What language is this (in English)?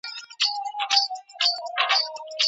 Pashto